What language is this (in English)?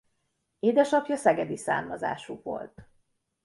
Hungarian